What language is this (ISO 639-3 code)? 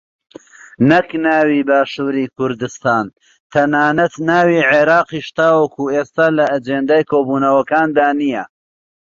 ckb